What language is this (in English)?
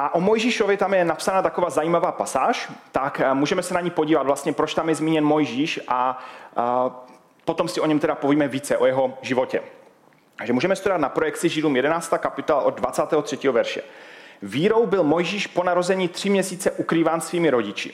Czech